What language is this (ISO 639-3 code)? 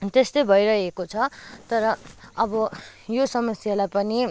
nep